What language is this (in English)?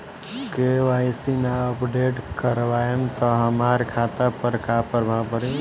Bhojpuri